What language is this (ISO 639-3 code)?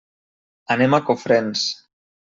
cat